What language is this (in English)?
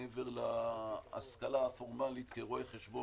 Hebrew